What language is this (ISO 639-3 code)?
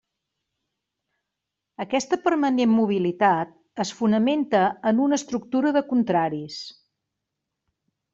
cat